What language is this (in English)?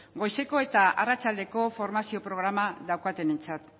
Basque